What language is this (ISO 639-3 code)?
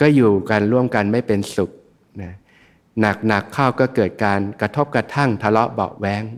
tha